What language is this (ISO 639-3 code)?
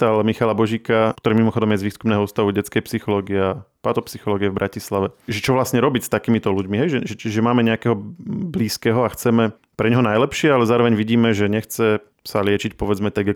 slk